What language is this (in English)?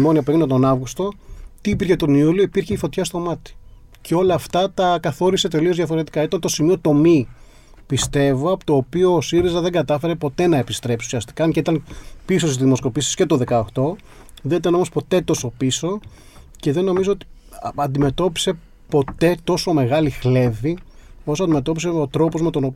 Greek